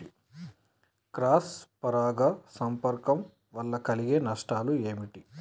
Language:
Telugu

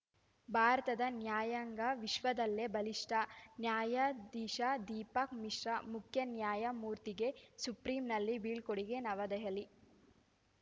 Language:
Kannada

